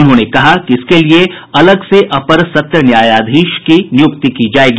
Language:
Hindi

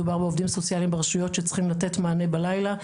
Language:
Hebrew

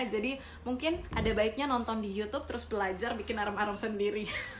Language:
Indonesian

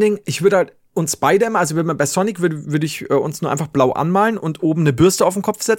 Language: German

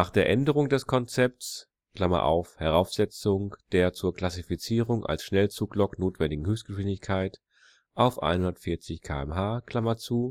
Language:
German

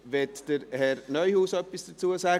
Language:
Swiss German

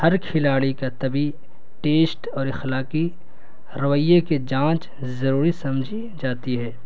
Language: Urdu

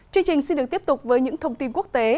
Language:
Vietnamese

